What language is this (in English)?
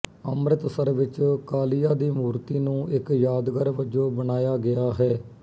Punjabi